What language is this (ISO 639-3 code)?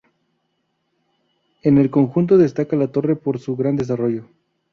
spa